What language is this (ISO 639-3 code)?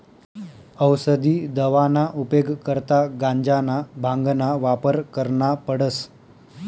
mar